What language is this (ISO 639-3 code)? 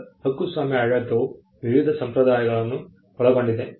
kan